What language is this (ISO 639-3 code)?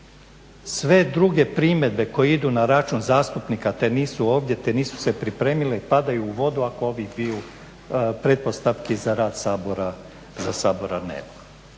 hrv